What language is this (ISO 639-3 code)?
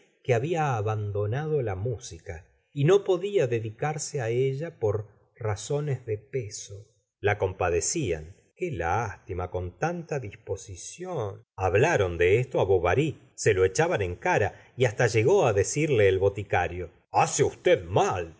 spa